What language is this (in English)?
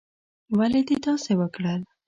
Pashto